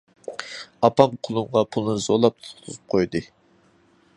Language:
Uyghur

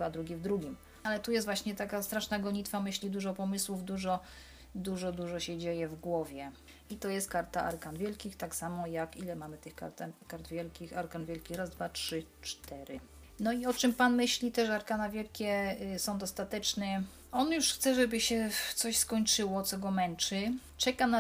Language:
Polish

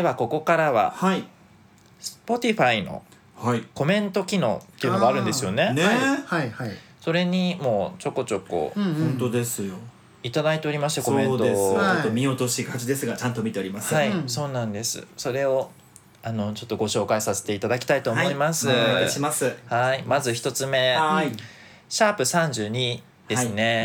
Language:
Japanese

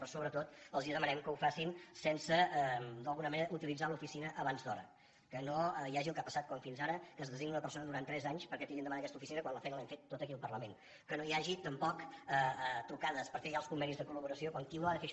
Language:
Catalan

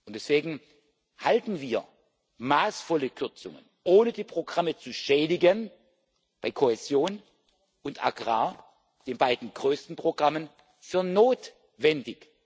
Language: German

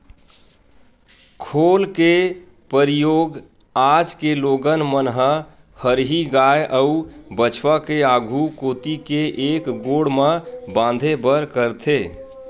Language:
Chhattisgarhi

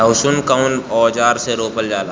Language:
Bhojpuri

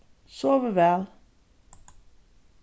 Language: Faroese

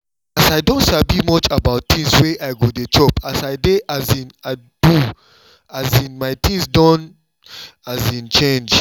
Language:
Nigerian Pidgin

